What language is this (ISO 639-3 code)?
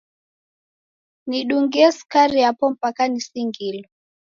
dav